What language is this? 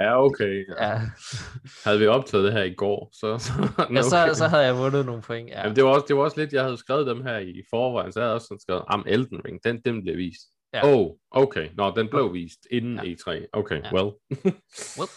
Danish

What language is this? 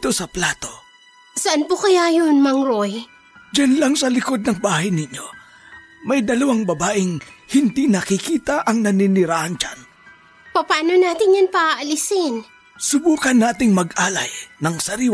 Filipino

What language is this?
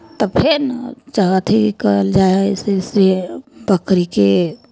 Maithili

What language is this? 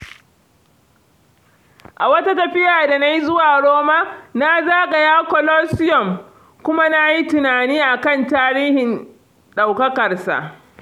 Hausa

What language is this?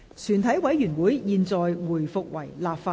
Cantonese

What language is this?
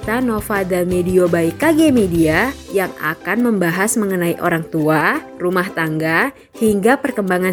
Indonesian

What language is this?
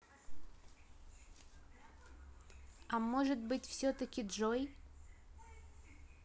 Russian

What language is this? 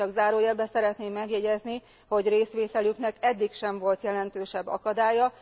Hungarian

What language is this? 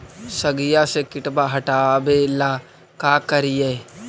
Magahi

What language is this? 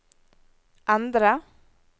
Norwegian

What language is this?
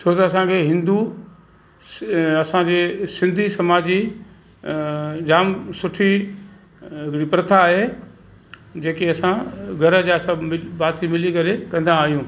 Sindhi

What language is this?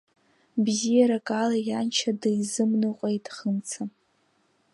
Abkhazian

